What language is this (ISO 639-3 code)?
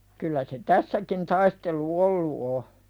fin